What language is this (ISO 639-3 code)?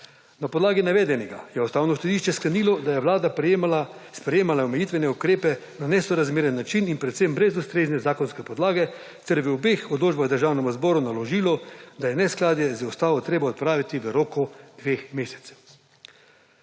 slv